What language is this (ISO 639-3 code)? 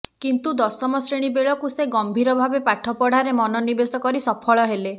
ori